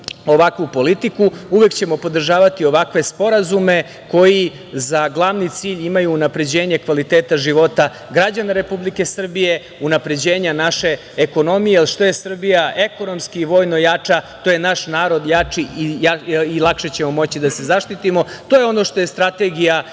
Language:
Serbian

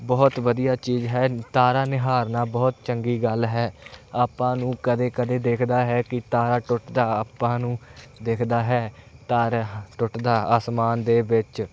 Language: Punjabi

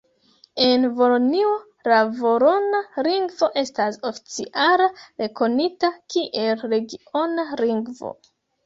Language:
Esperanto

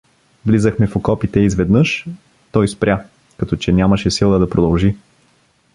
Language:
Bulgarian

